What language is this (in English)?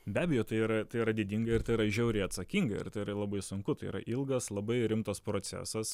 Lithuanian